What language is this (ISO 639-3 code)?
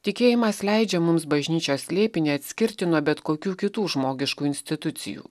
lit